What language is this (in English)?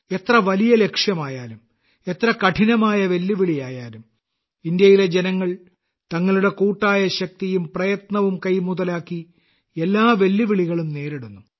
Malayalam